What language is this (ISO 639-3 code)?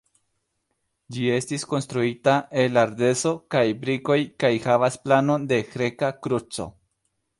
epo